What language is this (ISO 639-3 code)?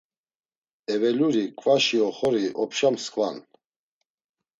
lzz